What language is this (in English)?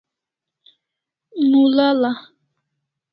Kalasha